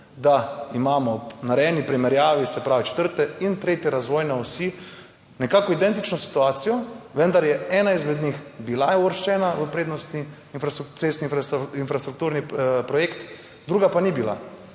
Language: Slovenian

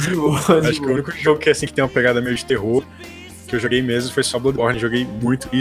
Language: Portuguese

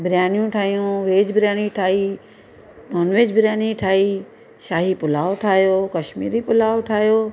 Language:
Sindhi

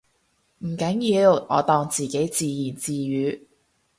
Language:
Cantonese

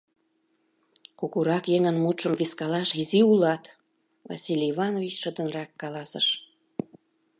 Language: Mari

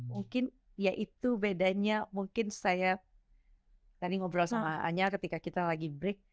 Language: Indonesian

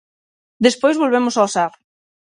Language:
Galician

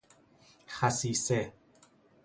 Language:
Persian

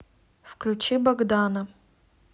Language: Russian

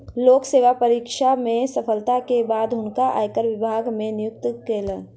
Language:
Maithili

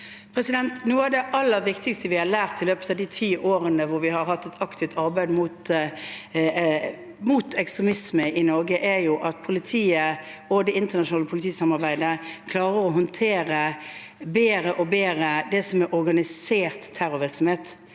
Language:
Norwegian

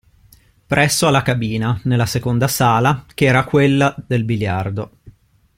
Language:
Italian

